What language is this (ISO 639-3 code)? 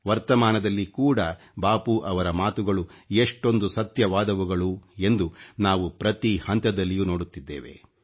kan